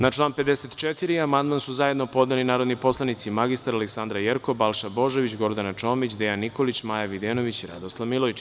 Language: Serbian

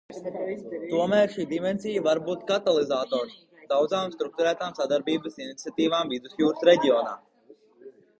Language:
Latvian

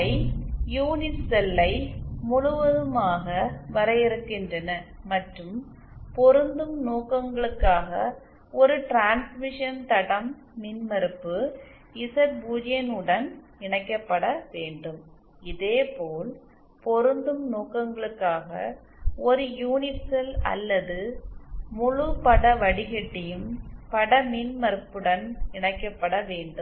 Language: Tamil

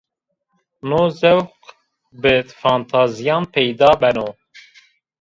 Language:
Zaza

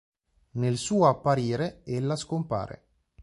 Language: Italian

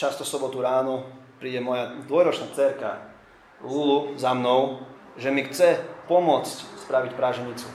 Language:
Slovak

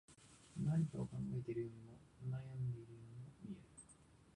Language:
Japanese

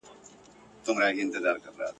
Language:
Pashto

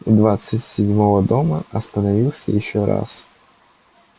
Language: Russian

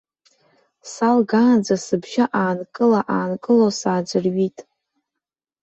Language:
Abkhazian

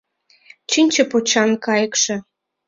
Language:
Mari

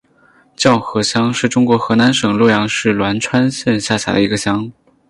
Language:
Chinese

